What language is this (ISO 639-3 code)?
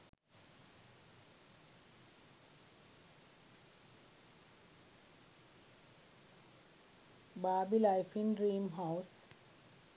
sin